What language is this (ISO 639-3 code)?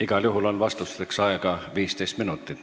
est